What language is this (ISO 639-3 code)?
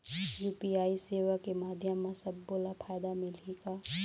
hne